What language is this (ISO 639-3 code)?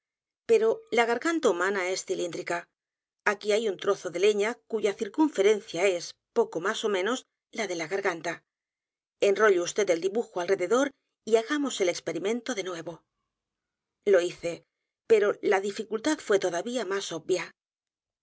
spa